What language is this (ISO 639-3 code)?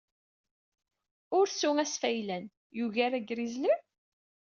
kab